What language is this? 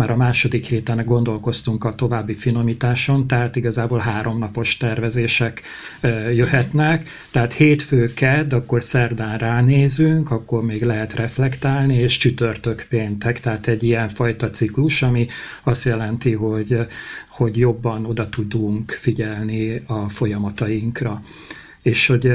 Hungarian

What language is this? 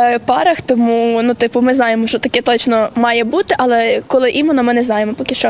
Ukrainian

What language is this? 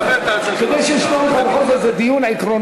Hebrew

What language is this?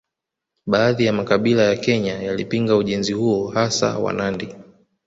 Swahili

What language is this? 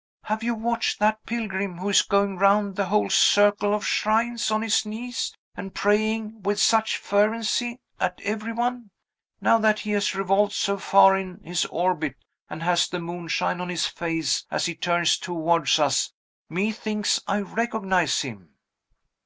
English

